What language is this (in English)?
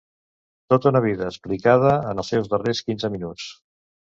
Catalan